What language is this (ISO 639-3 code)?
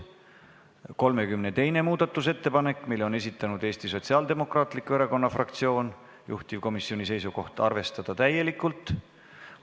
est